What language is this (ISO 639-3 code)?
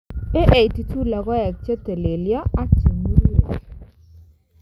kln